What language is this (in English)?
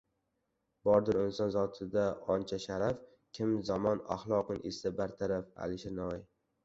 Uzbek